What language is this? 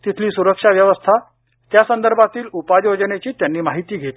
Marathi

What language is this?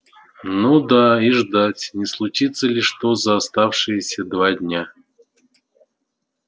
Russian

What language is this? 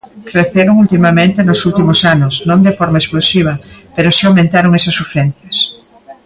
Galician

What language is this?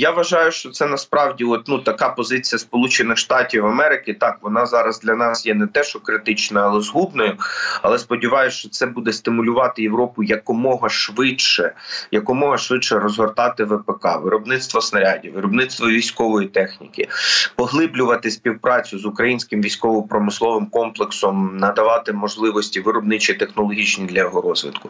Ukrainian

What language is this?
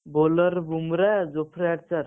Odia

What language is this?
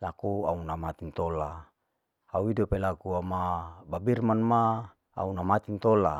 Larike-Wakasihu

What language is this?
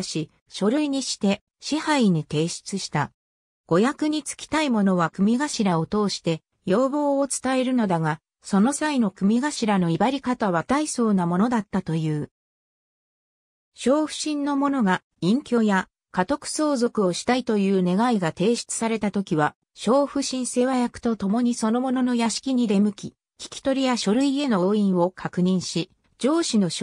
Japanese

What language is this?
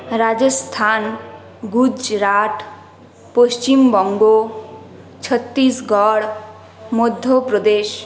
Bangla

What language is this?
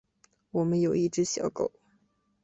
Chinese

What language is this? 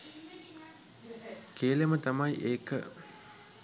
Sinhala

